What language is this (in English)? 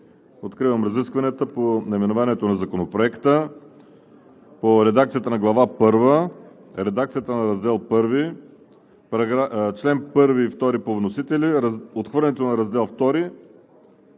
Bulgarian